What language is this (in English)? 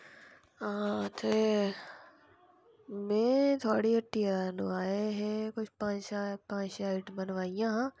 Dogri